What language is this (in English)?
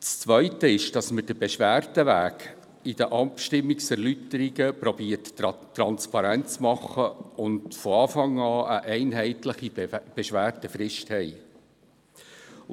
Swiss German